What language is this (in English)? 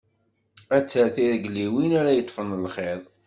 Kabyle